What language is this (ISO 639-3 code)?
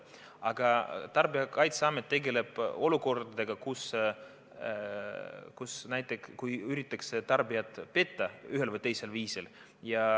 est